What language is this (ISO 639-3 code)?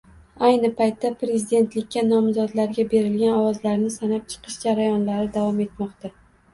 uzb